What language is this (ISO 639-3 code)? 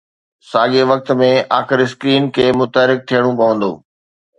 snd